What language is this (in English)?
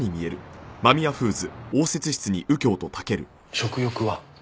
Japanese